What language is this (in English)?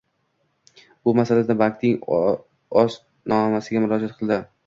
Uzbek